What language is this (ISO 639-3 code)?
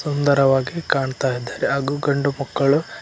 kan